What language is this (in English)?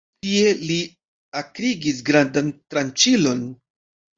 Esperanto